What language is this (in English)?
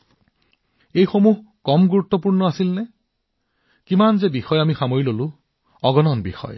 Assamese